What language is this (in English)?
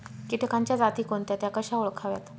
Marathi